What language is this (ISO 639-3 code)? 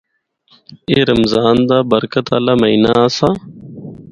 hno